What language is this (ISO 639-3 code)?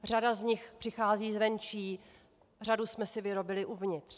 ces